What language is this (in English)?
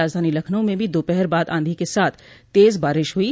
Hindi